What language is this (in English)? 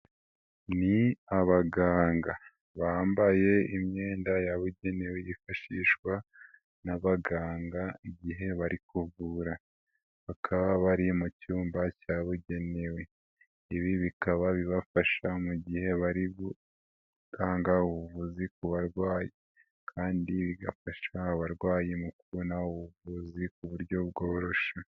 Kinyarwanda